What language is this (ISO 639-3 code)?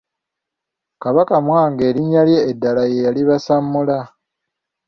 lug